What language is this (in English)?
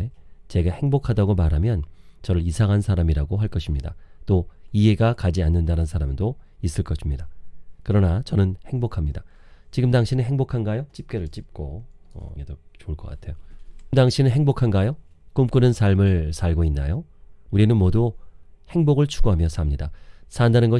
Korean